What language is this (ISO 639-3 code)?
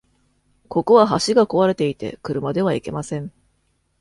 jpn